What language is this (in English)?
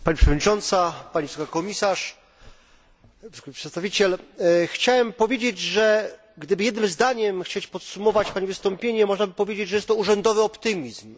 Polish